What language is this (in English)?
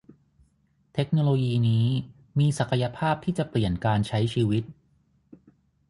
Thai